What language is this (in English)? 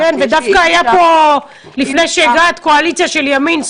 Hebrew